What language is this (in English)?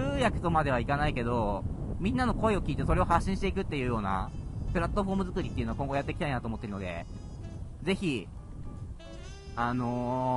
Japanese